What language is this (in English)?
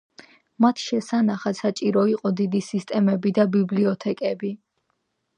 Georgian